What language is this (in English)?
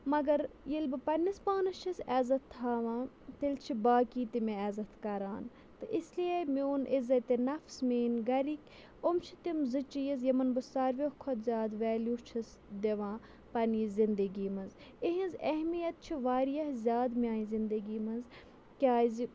Kashmiri